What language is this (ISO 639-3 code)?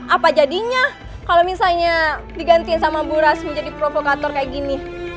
ind